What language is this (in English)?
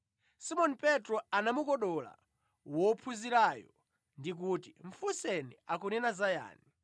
Nyanja